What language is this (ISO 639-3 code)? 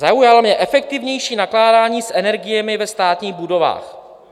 ces